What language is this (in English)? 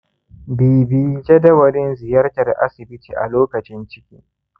Hausa